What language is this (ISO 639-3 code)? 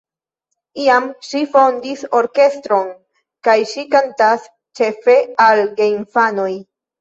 epo